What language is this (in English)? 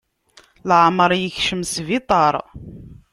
Kabyle